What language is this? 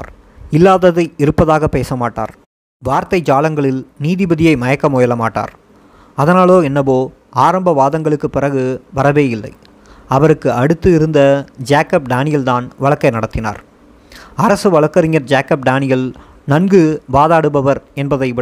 Tamil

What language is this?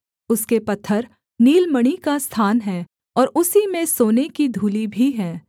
Hindi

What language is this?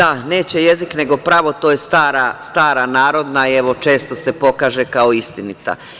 Serbian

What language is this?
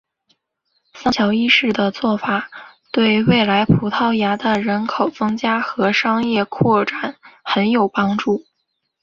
Chinese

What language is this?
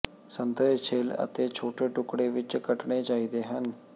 Punjabi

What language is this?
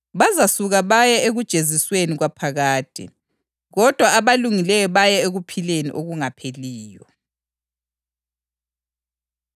North Ndebele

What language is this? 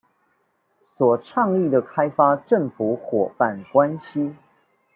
Chinese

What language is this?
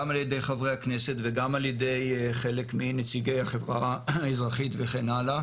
Hebrew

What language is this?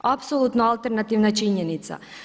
Croatian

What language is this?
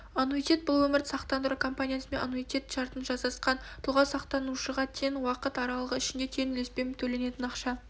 Kazakh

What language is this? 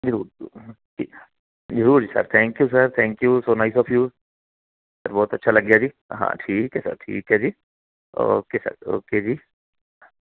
Punjabi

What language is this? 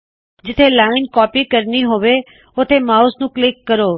Punjabi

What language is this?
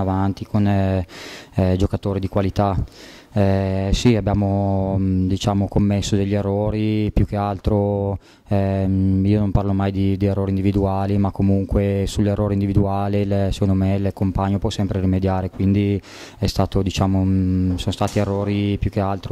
Italian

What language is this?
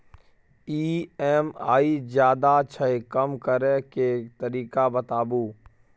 Maithili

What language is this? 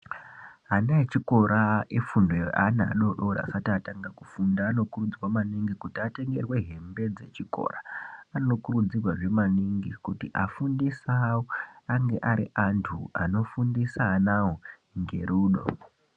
Ndau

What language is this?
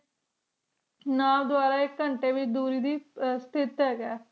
Punjabi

